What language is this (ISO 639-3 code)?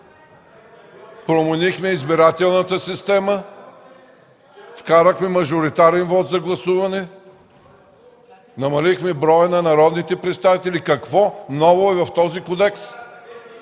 bul